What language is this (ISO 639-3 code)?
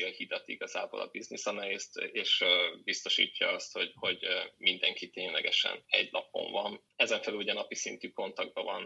hun